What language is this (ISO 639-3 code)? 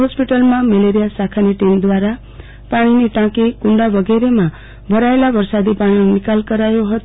guj